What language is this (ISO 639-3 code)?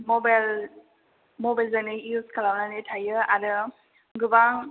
brx